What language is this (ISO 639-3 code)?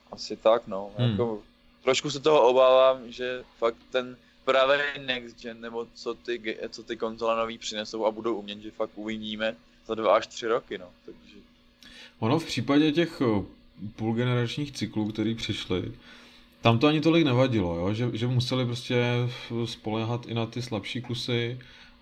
ces